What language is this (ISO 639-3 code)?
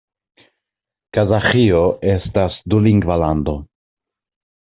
epo